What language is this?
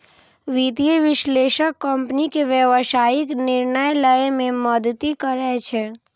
Maithili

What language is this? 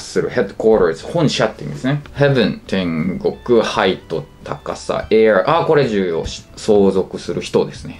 Japanese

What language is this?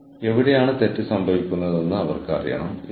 Malayalam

